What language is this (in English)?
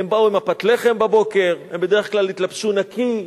Hebrew